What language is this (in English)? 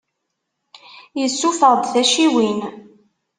Kabyle